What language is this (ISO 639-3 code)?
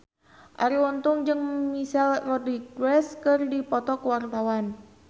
sun